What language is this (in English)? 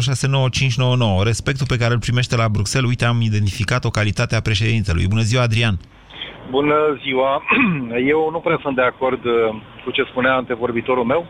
Romanian